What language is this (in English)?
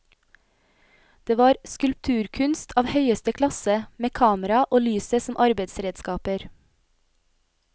Norwegian